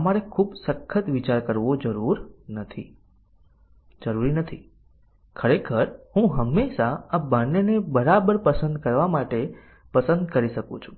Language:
Gujarati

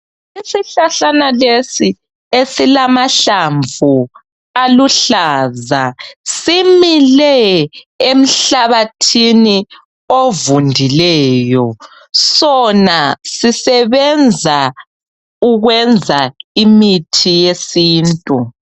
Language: North Ndebele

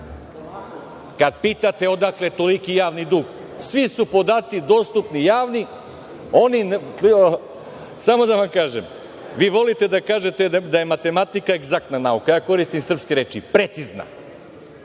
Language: Serbian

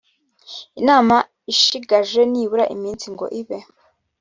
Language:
Kinyarwanda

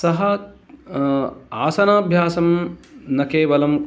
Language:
Sanskrit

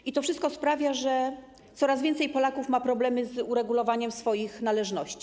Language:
Polish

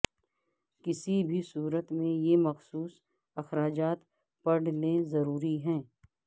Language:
Urdu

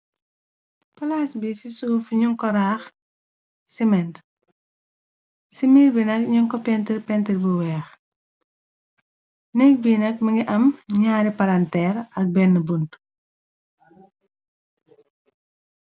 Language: Wolof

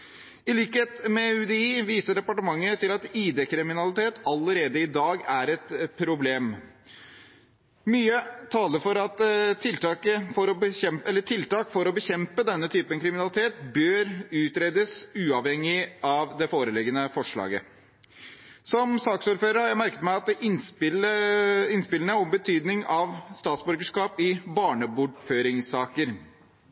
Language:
Norwegian Bokmål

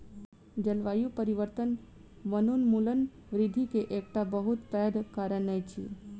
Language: Maithili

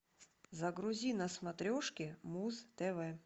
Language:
Russian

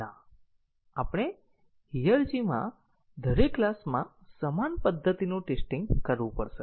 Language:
Gujarati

